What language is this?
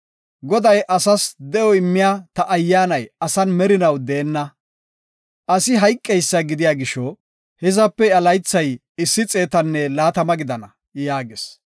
Gofa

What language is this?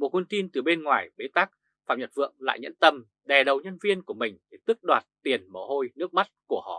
Vietnamese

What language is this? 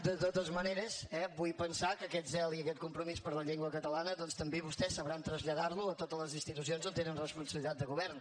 Catalan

